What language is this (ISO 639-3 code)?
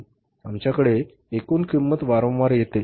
mar